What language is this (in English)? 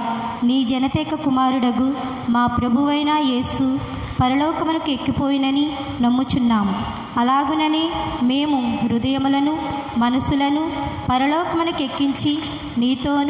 Romanian